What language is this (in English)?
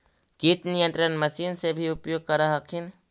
Magahi